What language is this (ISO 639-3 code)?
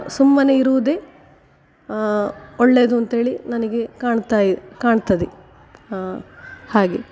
kan